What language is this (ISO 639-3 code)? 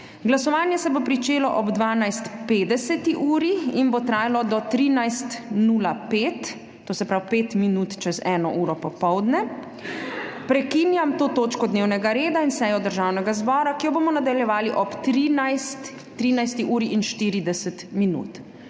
slv